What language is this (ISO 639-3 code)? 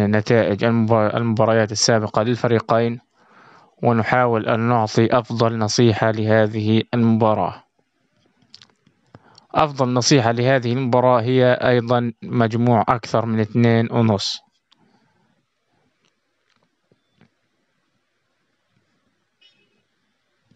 ara